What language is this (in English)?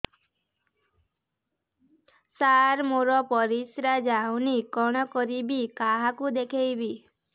Odia